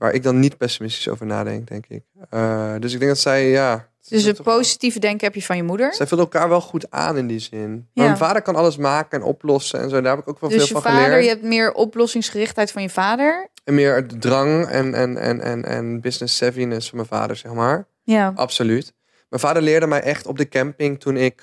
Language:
Dutch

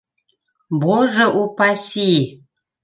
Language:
Bashkir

